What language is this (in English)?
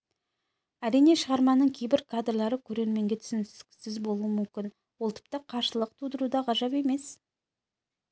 Kazakh